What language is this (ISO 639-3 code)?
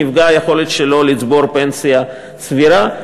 heb